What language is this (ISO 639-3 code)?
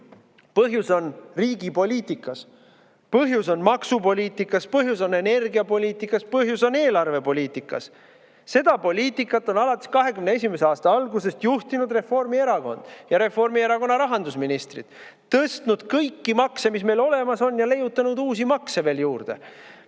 est